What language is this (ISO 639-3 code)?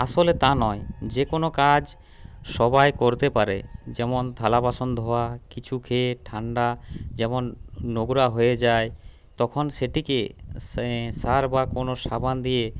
ben